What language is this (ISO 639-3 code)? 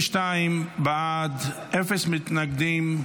heb